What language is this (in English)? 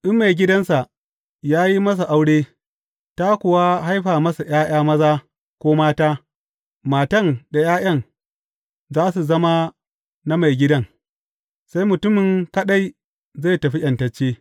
Hausa